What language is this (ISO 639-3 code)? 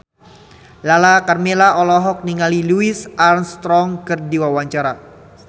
sun